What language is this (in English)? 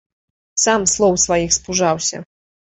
Belarusian